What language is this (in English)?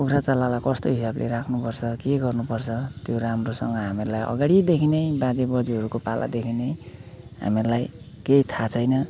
Nepali